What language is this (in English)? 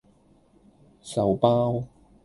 Cantonese